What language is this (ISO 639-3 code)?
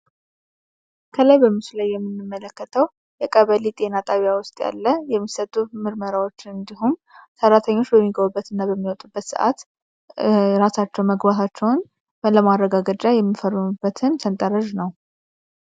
amh